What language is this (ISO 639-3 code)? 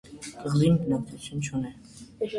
hye